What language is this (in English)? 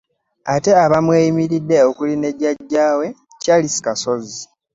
Ganda